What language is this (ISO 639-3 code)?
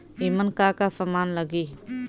bho